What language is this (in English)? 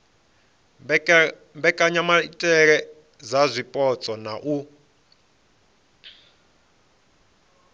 Venda